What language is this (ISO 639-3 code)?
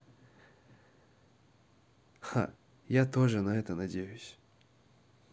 rus